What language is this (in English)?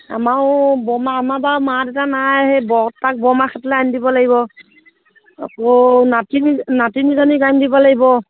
Assamese